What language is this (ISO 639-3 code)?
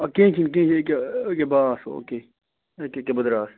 kas